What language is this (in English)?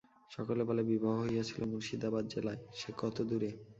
Bangla